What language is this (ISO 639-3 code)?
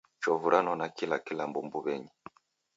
dav